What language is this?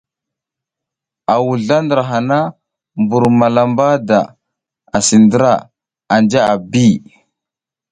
South Giziga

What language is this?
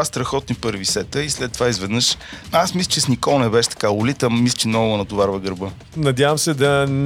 Bulgarian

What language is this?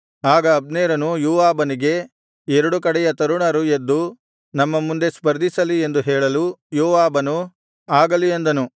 Kannada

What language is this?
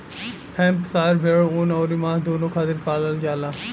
Bhojpuri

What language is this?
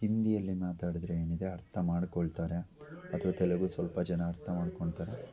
Kannada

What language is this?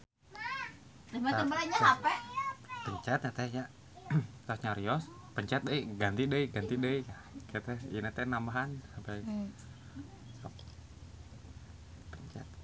Sundanese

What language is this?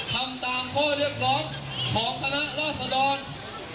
Thai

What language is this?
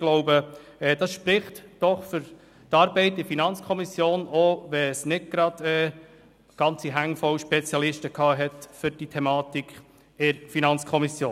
Swiss German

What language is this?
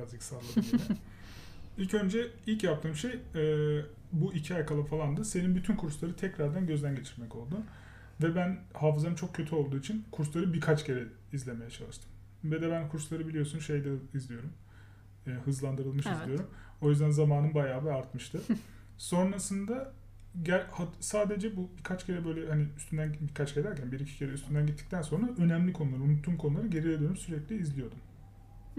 Turkish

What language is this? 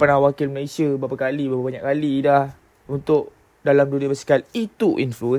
Malay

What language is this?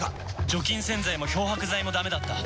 Japanese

